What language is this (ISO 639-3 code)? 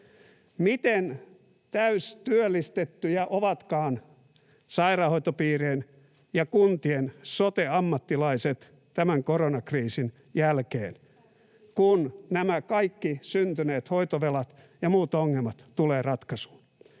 fin